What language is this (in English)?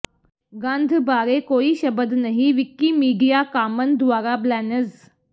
Punjabi